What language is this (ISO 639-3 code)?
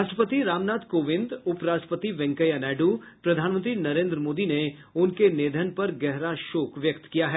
hin